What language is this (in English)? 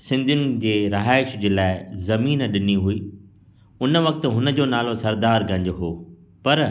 Sindhi